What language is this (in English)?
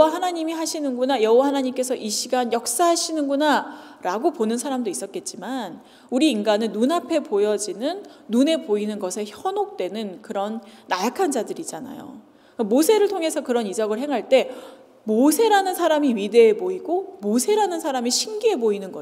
Korean